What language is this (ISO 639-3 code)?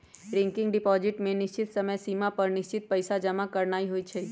mag